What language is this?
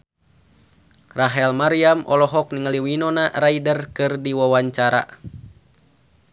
Sundanese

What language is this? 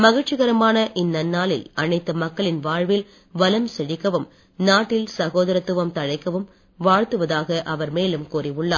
Tamil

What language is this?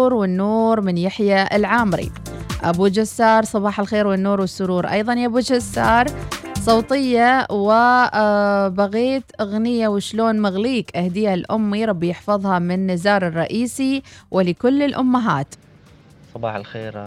Arabic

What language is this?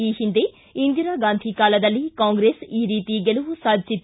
Kannada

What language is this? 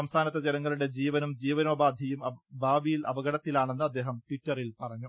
Malayalam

